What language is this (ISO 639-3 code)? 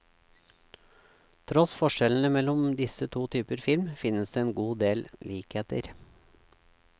nor